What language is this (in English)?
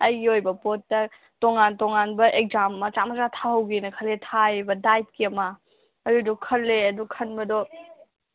Manipuri